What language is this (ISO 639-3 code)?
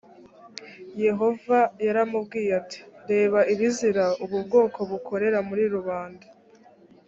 kin